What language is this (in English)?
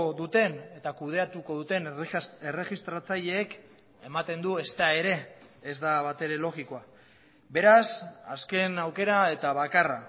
Basque